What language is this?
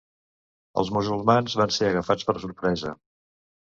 Catalan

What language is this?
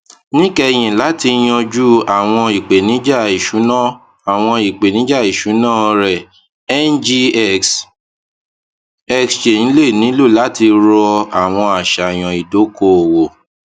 Yoruba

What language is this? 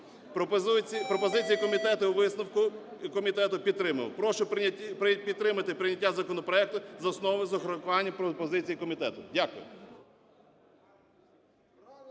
Ukrainian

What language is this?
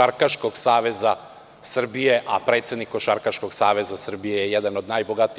Serbian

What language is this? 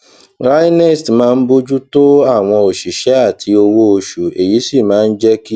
Yoruba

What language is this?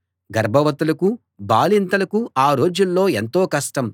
Telugu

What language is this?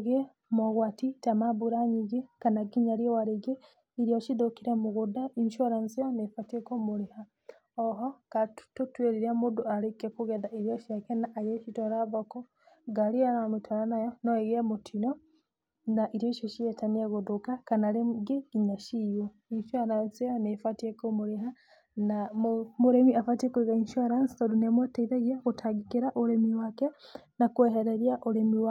Kikuyu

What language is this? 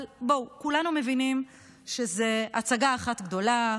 Hebrew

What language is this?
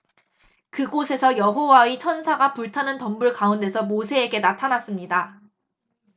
Korean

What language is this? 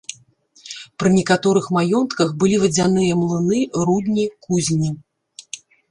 Belarusian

